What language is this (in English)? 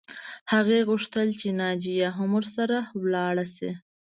Pashto